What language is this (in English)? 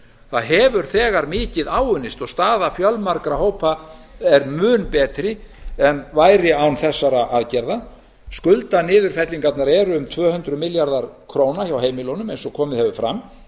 Icelandic